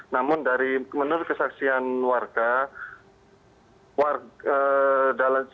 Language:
Indonesian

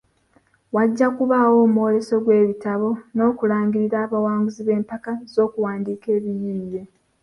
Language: Ganda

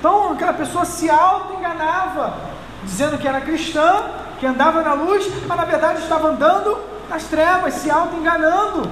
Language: Portuguese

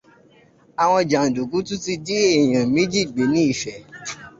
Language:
Yoruba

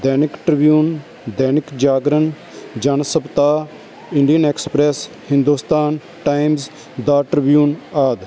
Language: Punjabi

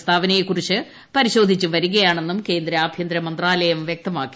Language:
Malayalam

